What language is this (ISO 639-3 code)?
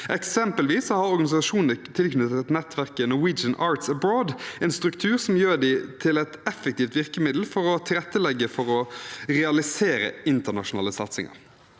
nor